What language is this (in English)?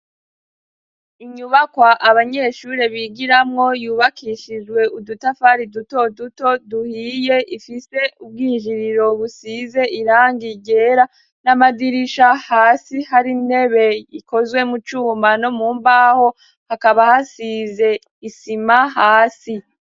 Rundi